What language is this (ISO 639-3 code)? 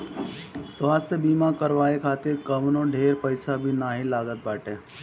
bho